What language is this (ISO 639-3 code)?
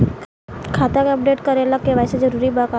bho